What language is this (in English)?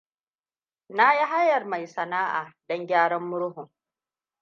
Hausa